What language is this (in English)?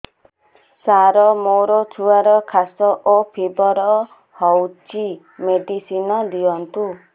Odia